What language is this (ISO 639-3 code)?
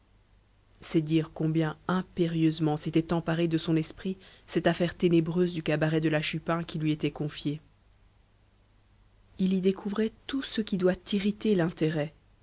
fra